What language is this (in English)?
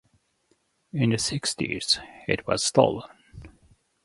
English